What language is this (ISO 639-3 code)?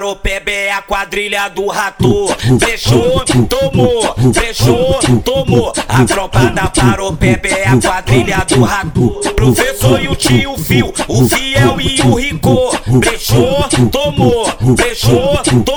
por